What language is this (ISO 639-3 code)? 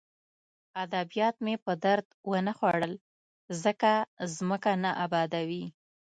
pus